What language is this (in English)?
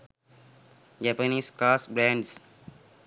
Sinhala